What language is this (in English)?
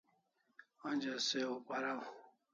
Kalasha